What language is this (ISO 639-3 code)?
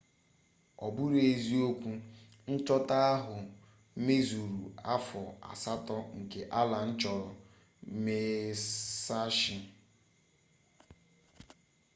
ibo